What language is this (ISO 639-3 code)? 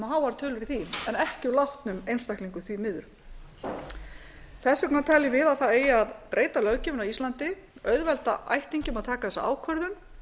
isl